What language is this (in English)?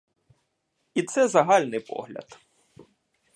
Ukrainian